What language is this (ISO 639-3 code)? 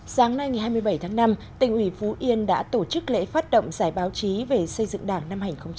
vie